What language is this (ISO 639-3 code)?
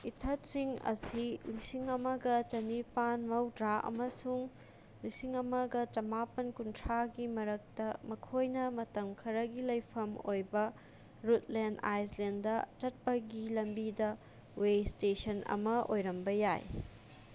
mni